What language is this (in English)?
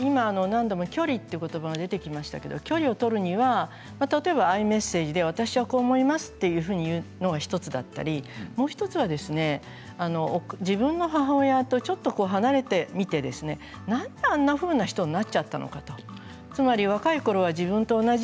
Japanese